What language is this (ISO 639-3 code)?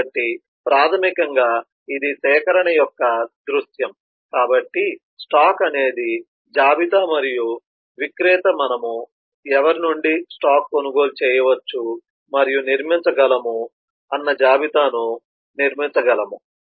tel